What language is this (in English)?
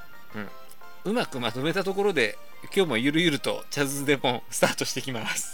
Japanese